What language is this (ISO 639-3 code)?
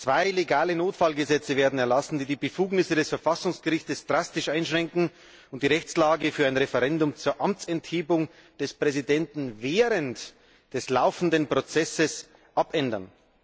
deu